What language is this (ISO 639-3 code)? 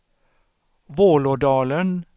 swe